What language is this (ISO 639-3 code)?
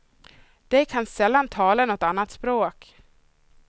swe